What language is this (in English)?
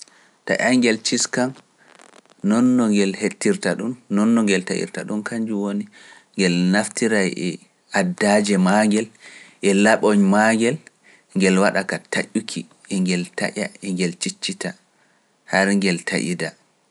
Pular